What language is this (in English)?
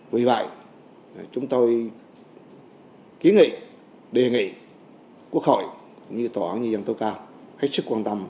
Vietnamese